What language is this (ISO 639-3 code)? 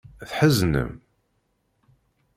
kab